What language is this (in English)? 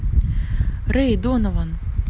Russian